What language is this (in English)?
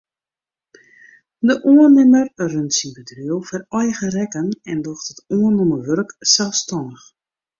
Western Frisian